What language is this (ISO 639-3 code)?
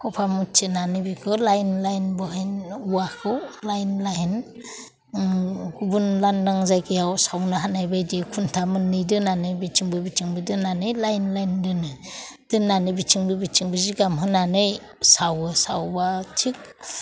brx